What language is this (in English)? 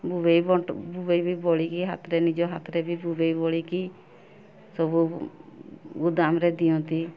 Odia